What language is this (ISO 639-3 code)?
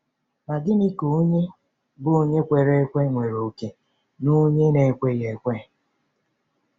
ibo